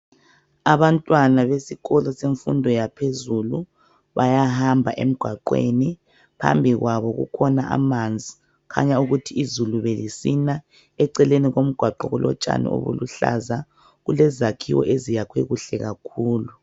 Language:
North Ndebele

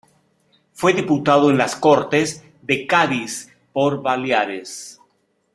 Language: Spanish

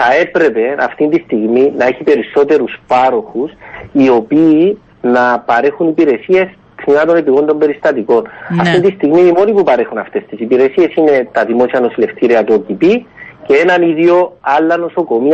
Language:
Greek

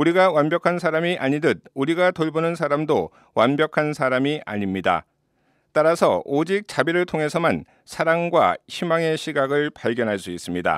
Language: Korean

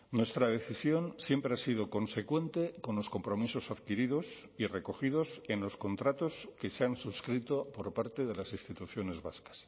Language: Spanish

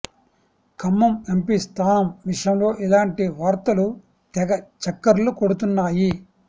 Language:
Telugu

